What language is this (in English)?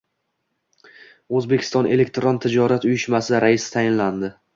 Uzbek